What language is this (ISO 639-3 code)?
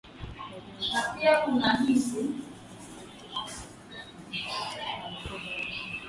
swa